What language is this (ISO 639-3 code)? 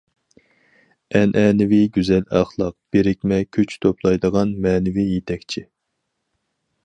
uig